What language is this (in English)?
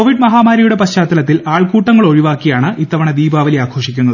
Malayalam